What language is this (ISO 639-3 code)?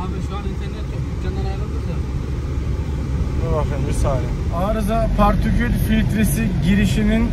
tur